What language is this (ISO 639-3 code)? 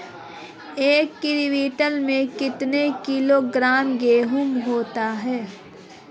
hin